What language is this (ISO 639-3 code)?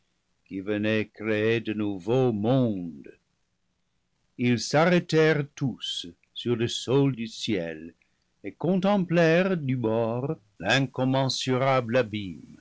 fra